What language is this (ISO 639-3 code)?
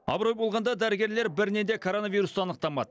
kaz